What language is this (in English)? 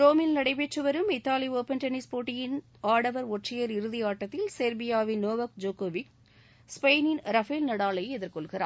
Tamil